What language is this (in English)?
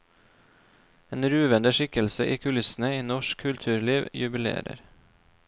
Norwegian